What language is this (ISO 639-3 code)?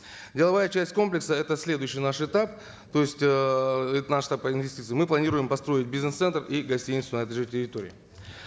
kaz